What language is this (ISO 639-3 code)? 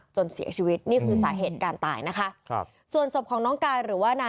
tha